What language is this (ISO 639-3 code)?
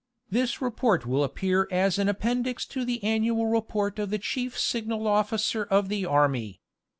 eng